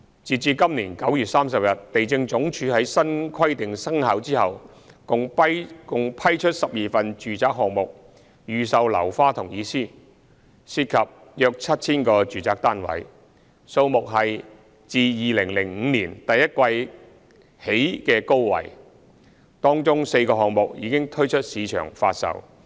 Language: Cantonese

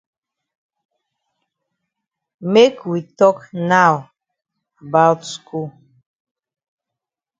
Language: Cameroon Pidgin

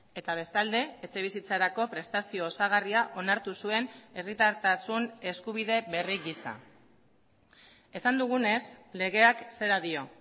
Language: Basque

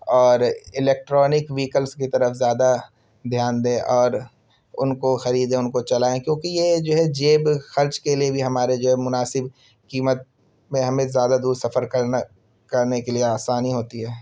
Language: Urdu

